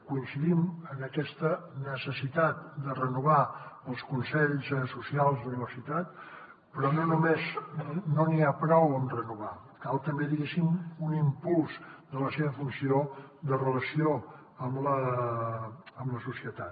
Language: Catalan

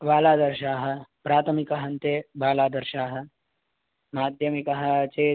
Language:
Sanskrit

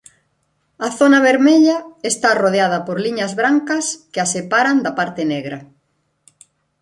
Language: Galician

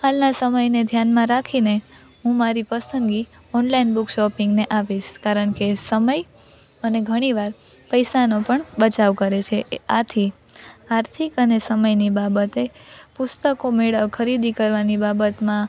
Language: Gujarati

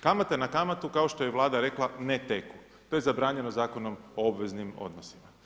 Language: Croatian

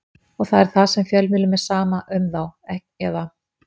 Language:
Icelandic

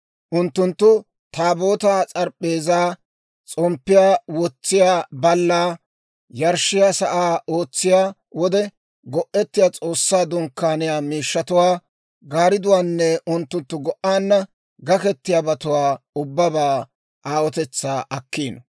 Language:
Dawro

